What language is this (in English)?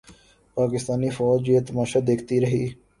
Urdu